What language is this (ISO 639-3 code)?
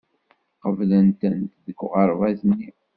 kab